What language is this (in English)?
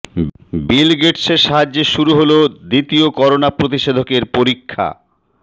Bangla